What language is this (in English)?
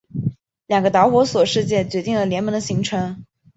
Chinese